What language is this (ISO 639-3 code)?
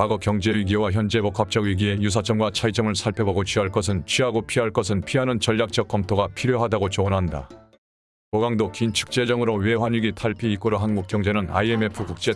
kor